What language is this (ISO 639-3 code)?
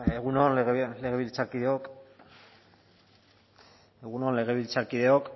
eus